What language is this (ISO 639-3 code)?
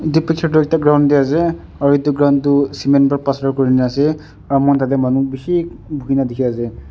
nag